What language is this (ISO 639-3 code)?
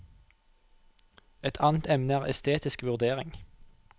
nor